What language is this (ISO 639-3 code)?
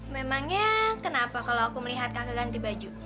ind